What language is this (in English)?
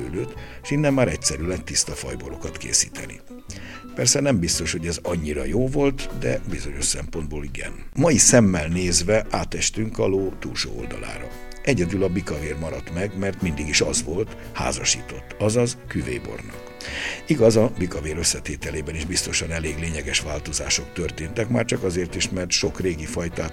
Hungarian